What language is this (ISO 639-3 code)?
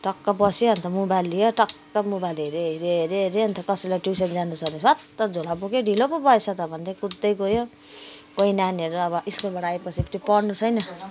nep